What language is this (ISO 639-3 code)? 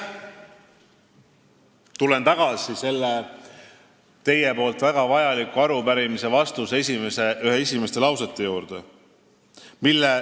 est